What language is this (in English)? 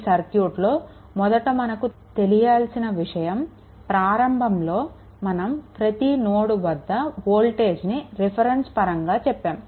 Telugu